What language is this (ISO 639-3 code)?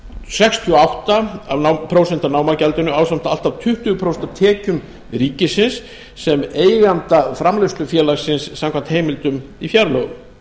isl